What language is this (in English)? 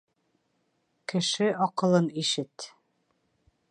Bashkir